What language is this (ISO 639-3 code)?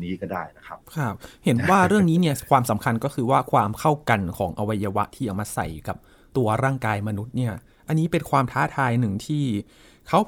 tha